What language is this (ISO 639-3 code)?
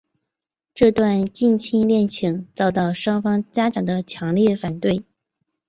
zho